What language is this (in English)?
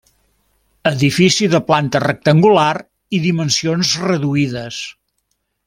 Catalan